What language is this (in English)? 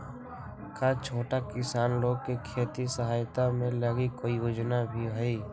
Magahi